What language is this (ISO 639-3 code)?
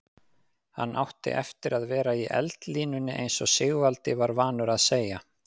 isl